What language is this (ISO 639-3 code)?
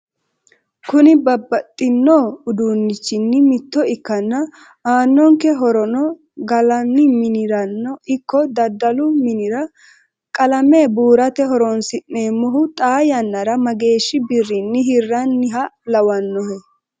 sid